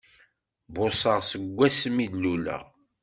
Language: Kabyle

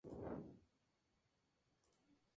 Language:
Spanish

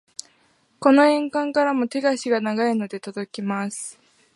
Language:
Japanese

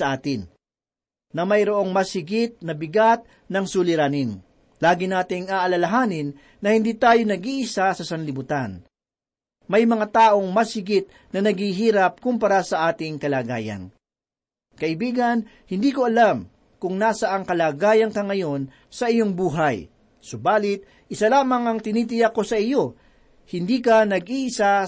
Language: Filipino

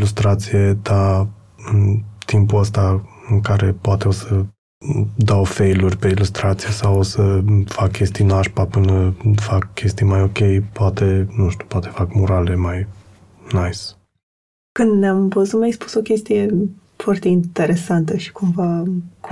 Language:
Romanian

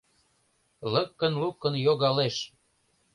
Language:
Mari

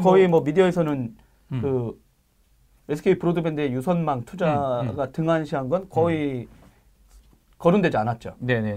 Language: Korean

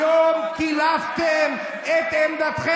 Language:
Hebrew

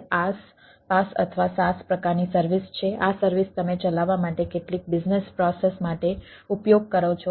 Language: Gujarati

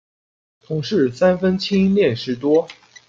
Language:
Chinese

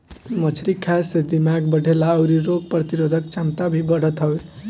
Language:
Bhojpuri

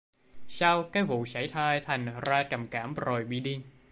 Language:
Vietnamese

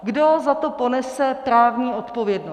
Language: Czech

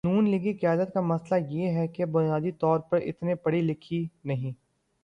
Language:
Urdu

